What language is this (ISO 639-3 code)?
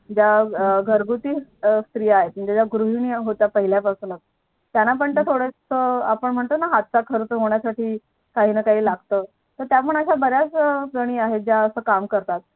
mar